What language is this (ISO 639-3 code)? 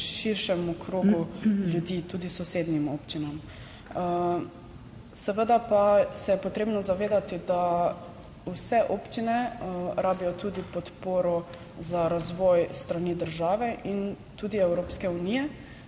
slv